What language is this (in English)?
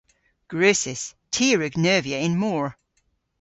Cornish